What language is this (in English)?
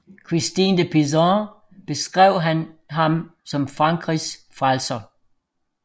Danish